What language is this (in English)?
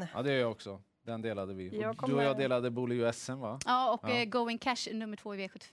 Swedish